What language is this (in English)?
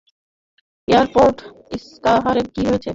Bangla